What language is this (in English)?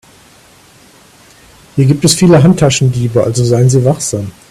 German